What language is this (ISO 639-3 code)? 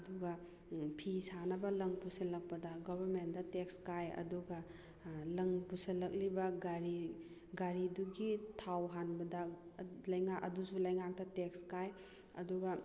mni